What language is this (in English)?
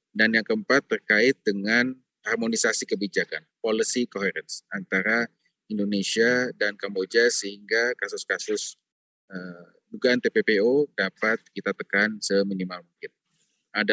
Indonesian